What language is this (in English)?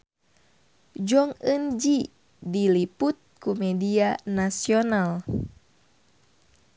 Sundanese